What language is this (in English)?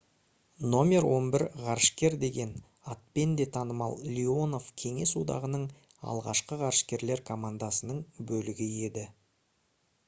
Kazakh